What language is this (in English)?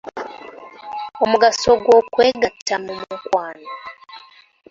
Ganda